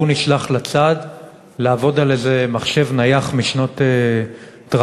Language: Hebrew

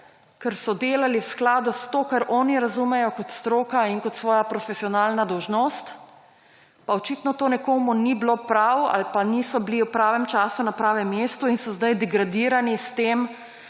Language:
Slovenian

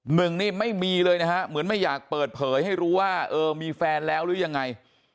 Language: Thai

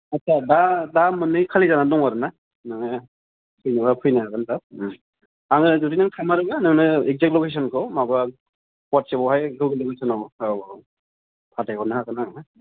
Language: Bodo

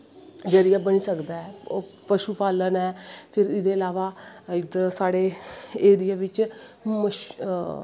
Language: Dogri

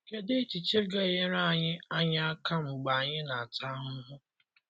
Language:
Igbo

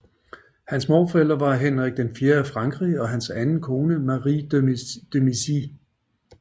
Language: Danish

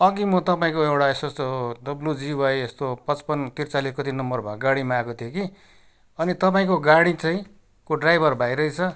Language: Nepali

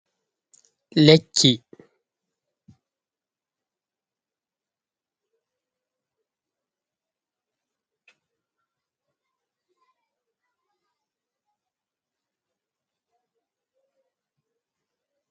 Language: Fula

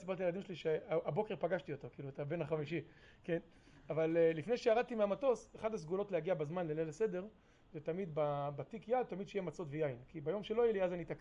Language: Hebrew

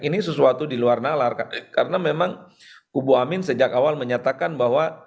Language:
Indonesian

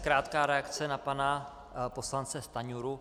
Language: Czech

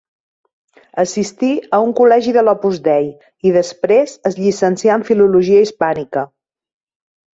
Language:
Catalan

